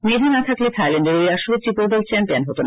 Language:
Bangla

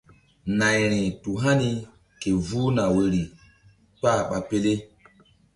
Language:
Mbum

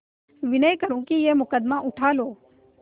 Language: Hindi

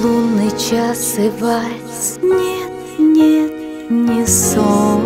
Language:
Russian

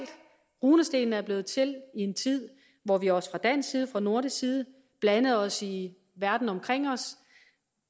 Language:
Danish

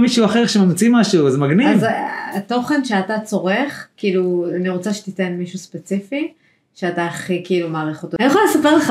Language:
Hebrew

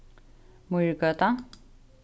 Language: Faroese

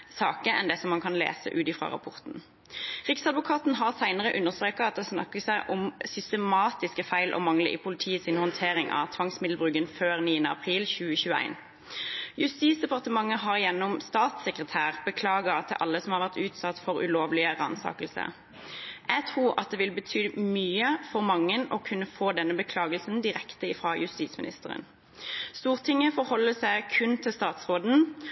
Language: Norwegian Bokmål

